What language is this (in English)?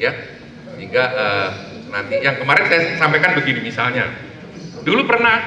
Indonesian